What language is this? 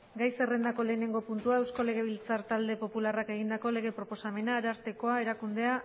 Basque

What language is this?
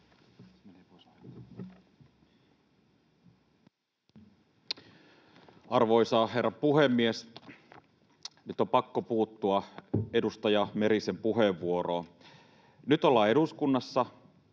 Finnish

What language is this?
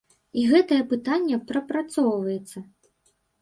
Belarusian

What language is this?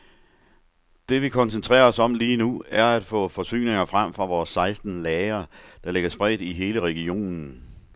Danish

